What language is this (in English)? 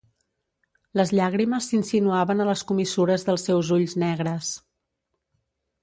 Catalan